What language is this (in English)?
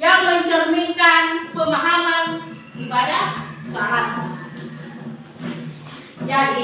Indonesian